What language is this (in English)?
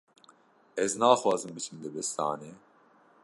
Kurdish